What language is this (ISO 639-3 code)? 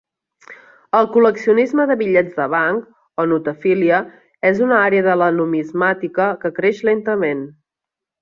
cat